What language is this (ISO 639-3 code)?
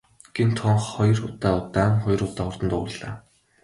mon